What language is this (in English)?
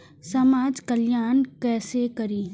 Maithili